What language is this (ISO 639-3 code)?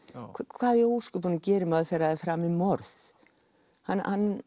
isl